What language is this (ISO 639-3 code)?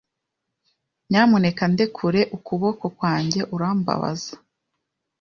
kin